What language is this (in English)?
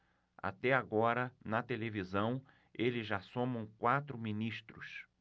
Portuguese